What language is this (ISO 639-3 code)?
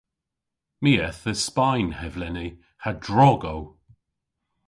cor